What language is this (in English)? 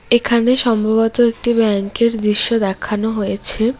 Bangla